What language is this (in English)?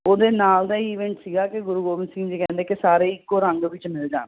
Punjabi